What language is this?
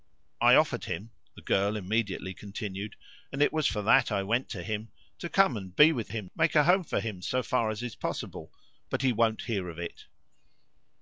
English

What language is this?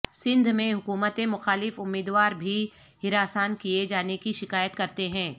Urdu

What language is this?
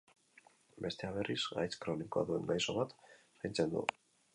Basque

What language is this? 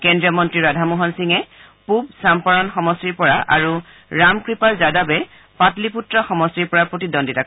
Assamese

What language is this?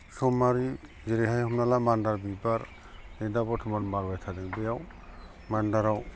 Bodo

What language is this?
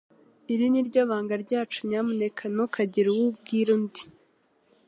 Kinyarwanda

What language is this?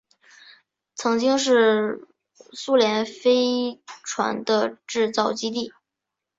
Chinese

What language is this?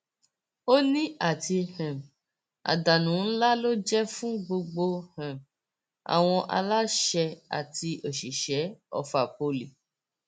Yoruba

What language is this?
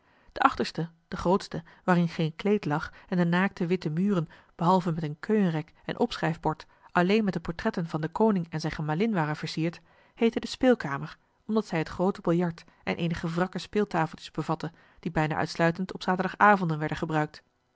Dutch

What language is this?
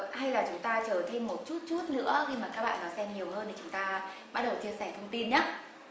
Vietnamese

